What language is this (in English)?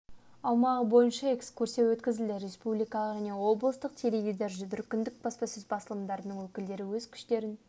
Kazakh